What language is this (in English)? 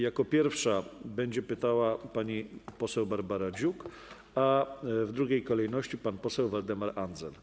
Polish